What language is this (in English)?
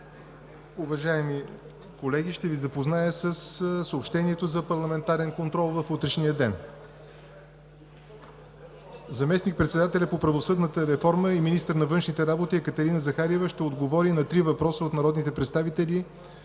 Bulgarian